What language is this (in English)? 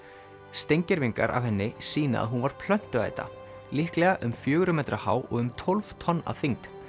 Icelandic